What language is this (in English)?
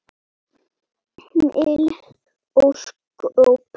Icelandic